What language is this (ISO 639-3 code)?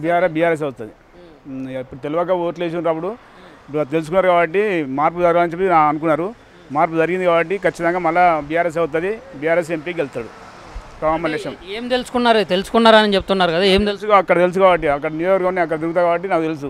tel